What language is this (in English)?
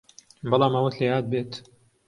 Central Kurdish